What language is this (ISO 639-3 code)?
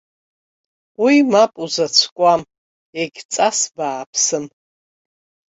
abk